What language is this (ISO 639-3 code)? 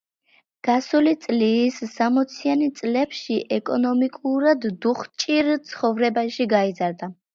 kat